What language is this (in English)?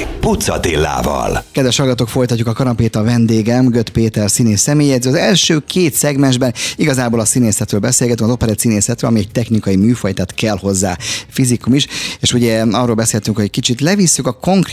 Hungarian